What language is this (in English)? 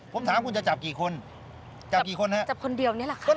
Thai